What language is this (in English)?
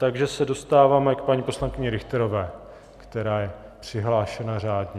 Czech